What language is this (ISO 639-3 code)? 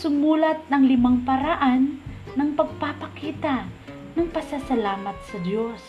fil